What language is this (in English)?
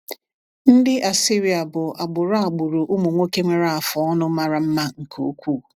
Igbo